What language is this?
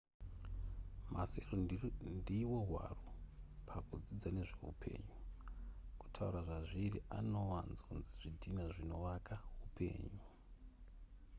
Shona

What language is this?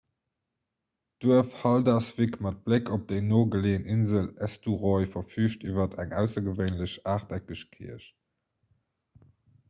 Luxembourgish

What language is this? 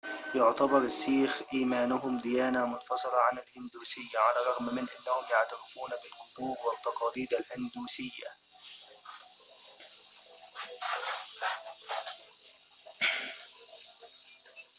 Arabic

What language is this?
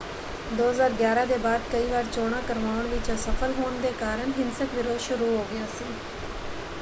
Punjabi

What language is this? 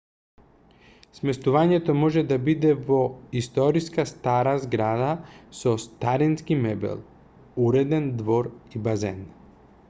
Macedonian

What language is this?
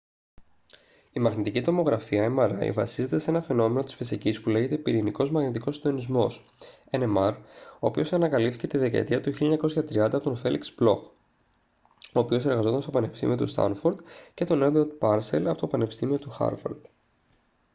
Greek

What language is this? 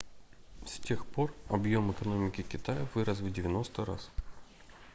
Russian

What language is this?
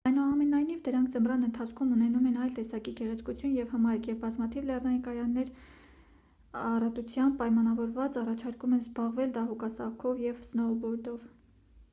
Armenian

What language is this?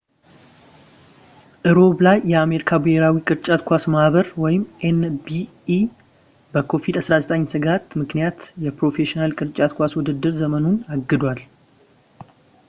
Amharic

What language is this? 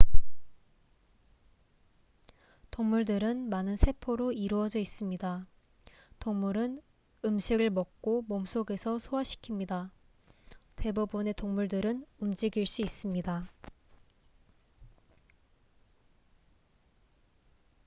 Korean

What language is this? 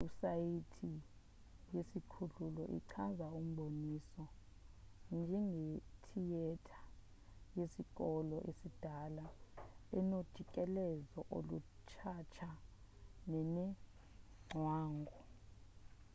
Xhosa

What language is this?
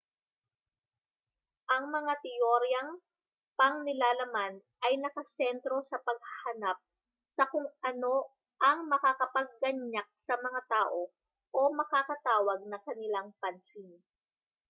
Filipino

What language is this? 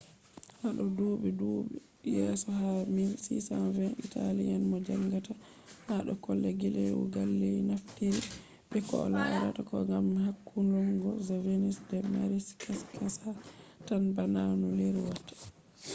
Fula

